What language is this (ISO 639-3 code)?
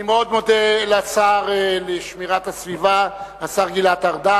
heb